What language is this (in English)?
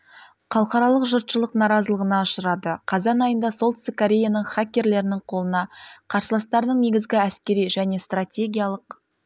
Kazakh